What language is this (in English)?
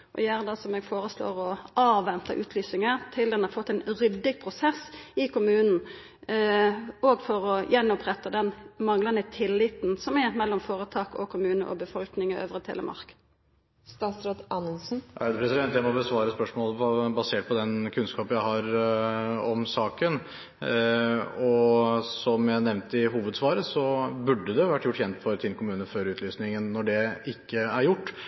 Norwegian